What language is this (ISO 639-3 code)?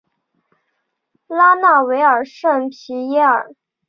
zho